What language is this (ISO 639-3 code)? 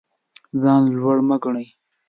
pus